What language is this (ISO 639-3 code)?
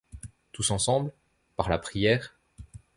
fra